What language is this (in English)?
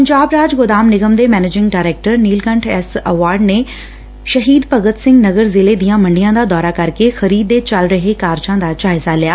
Punjabi